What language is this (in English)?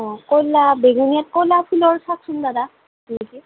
Assamese